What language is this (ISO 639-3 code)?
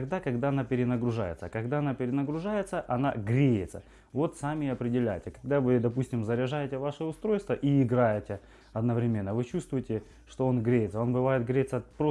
rus